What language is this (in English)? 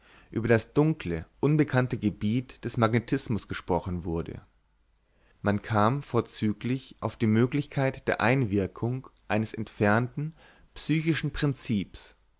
German